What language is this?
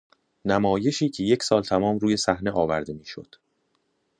Persian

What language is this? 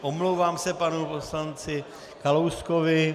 Czech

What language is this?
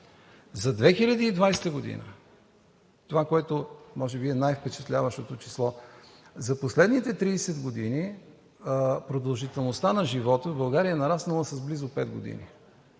Bulgarian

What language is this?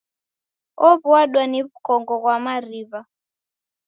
Taita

